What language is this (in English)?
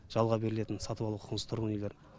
Kazakh